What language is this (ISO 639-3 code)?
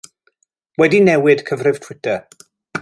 cym